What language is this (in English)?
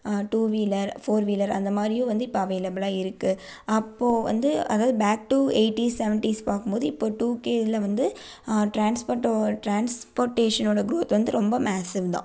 Tamil